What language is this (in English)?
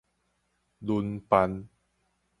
Min Nan Chinese